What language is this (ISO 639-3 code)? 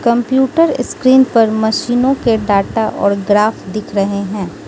hin